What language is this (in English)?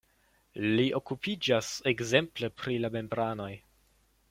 Esperanto